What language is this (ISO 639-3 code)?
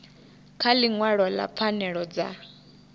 ven